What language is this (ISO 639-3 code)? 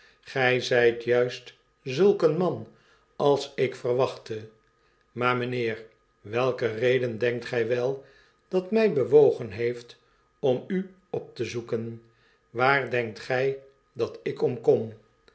nld